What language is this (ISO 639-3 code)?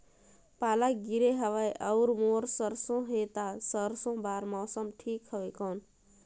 hne